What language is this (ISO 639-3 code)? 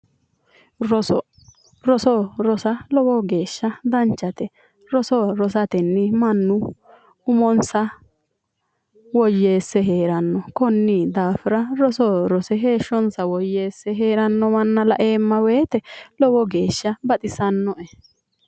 sid